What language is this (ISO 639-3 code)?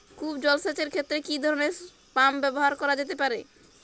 ben